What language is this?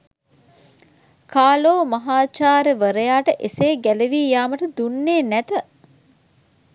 Sinhala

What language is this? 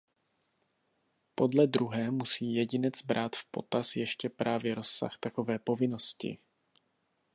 Czech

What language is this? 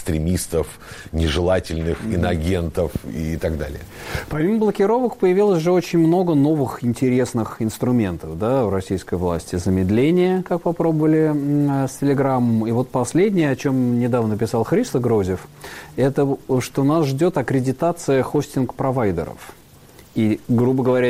Russian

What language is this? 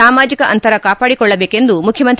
Kannada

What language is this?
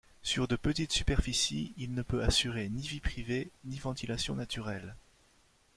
French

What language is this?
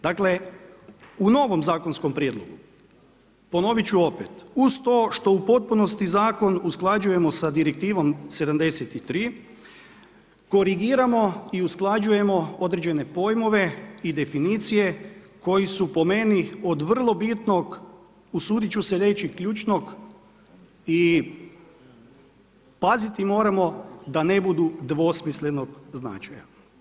Croatian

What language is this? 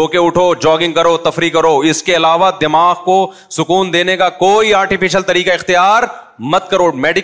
Urdu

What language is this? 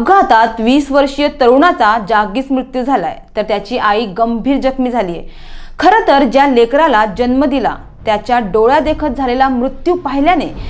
Romanian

